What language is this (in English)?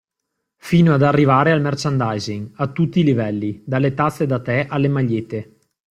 Italian